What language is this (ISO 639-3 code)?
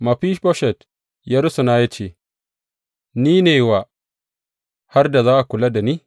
hau